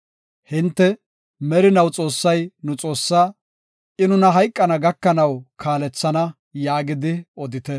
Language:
Gofa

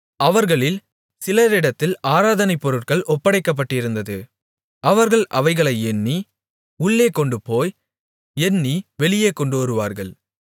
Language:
Tamil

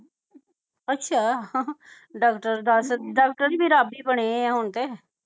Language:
Punjabi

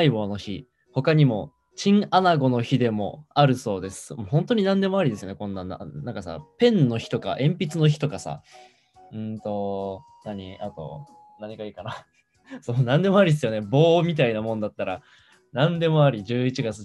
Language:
Japanese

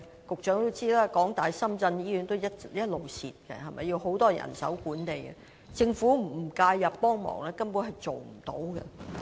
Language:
Cantonese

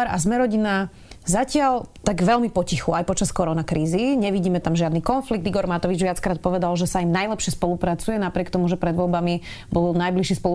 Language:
Slovak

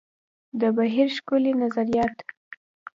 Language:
Pashto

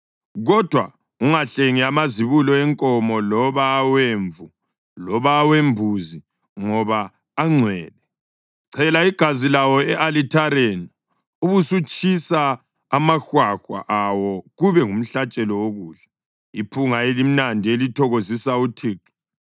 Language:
North Ndebele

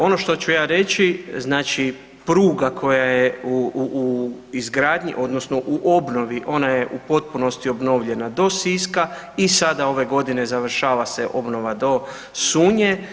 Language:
Croatian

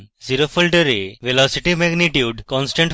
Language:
Bangla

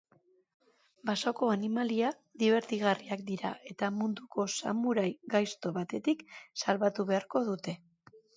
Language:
Basque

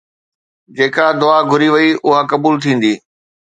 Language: Sindhi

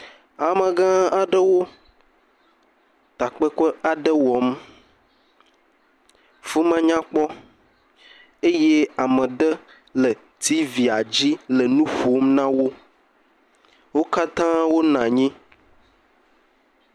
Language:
Ewe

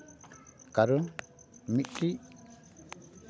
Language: Santali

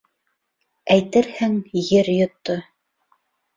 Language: Bashkir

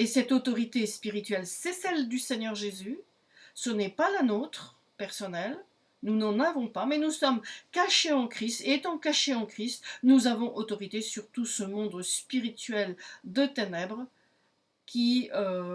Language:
French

